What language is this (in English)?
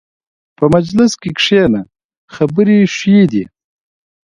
Pashto